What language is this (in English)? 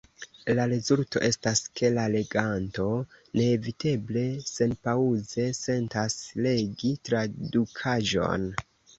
Esperanto